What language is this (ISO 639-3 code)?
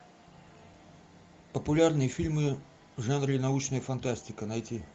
rus